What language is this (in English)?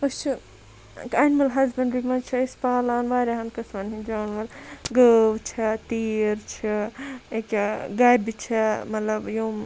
Kashmiri